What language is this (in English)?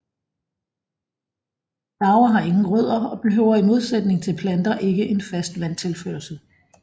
Danish